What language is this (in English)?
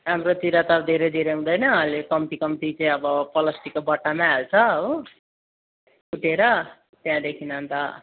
Nepali